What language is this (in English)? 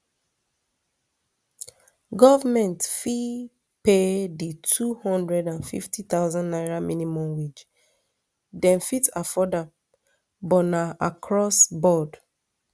Nigerian Pidgin